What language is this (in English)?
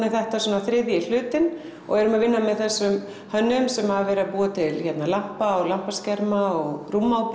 Icelandic